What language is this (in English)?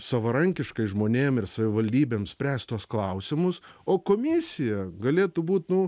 Lithuanian